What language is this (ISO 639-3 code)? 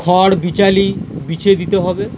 ben